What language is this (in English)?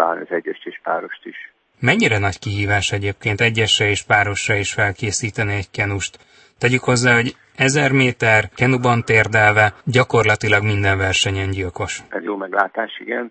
Hungarian